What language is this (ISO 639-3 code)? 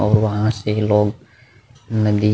hin